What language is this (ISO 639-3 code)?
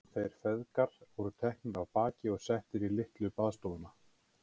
isl